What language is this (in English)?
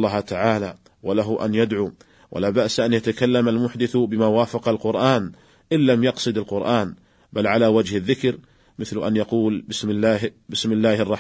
Arabic